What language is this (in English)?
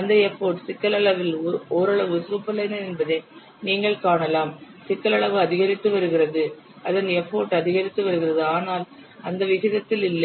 Tamil